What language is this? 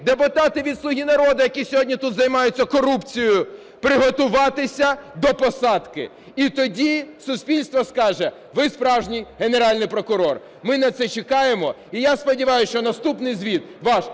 Ukrainian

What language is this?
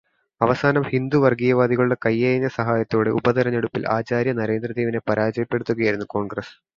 Malayalam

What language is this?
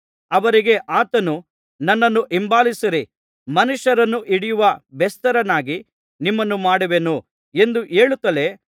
Kannada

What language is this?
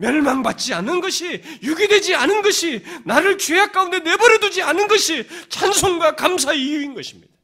Korean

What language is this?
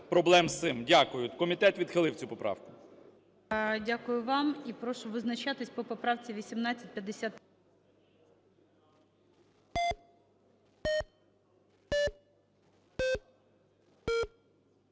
Ukrainian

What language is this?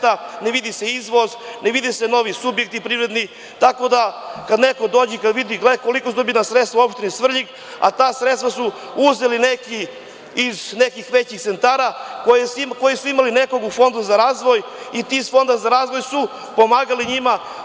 Serbian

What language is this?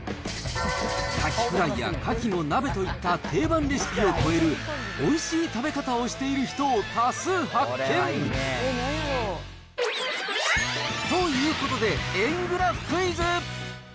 Japanese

